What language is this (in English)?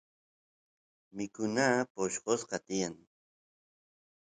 Santiago del Estero Quichua